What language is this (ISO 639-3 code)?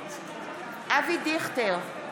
heb